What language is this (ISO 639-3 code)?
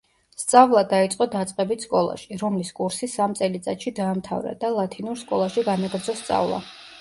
kat